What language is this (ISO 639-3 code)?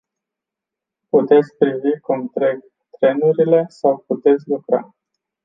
ron